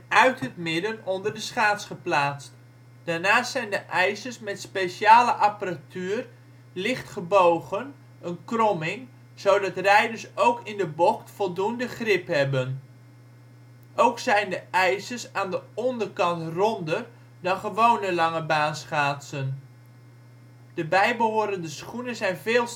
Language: Dutch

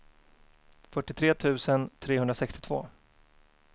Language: Swedish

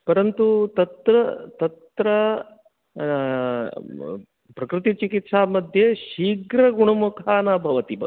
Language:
Sanskrit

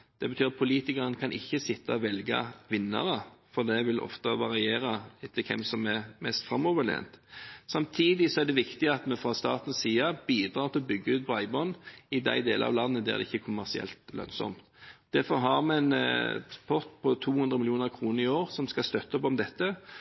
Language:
Norwegian Bokmål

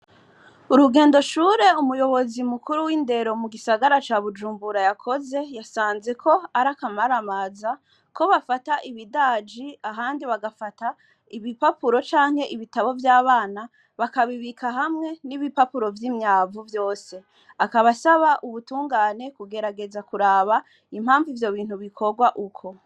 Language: Rundi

